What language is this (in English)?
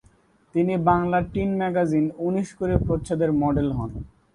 Bangla